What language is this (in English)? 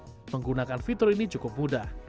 Indonesian